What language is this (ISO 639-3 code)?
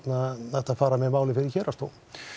isl